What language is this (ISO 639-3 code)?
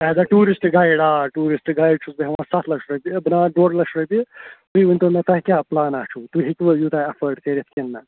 kas